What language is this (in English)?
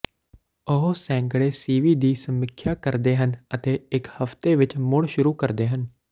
Punjabi